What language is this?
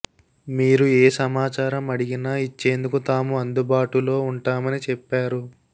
Telugu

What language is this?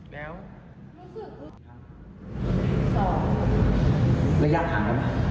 Thai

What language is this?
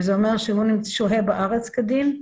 Hebrew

